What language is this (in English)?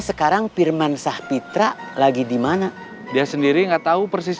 Indonesian